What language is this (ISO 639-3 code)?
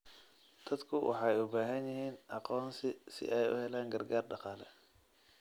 som